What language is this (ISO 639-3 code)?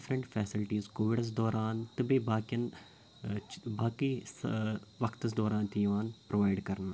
kas